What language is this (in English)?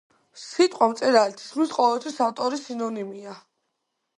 Georgian